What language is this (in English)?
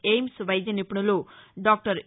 Telugu